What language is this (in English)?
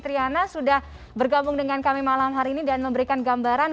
Indonesian